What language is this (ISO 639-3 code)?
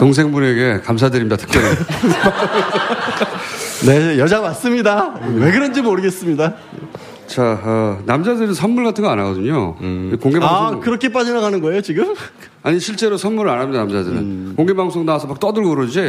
kor